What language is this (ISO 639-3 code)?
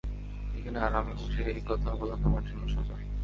ben